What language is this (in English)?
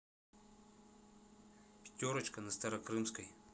Russian